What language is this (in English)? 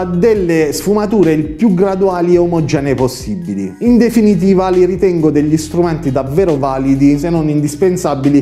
Italian